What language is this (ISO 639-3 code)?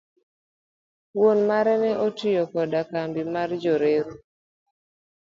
luo